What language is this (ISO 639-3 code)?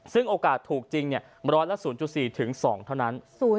tha